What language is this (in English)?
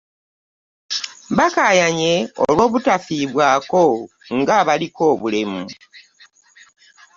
Ganda